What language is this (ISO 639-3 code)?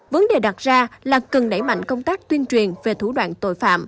vie